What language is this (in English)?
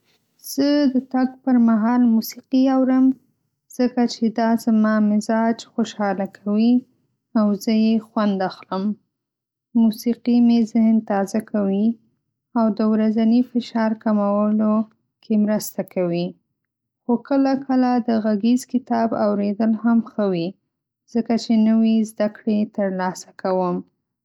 Pashto